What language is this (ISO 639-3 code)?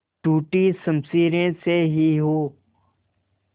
hin